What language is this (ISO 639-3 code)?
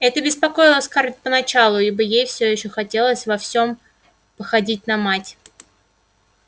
rus